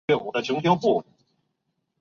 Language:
Chinese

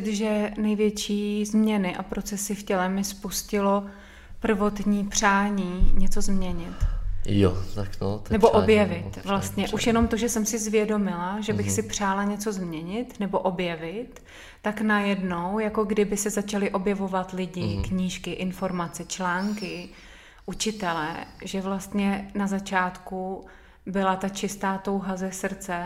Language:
Czech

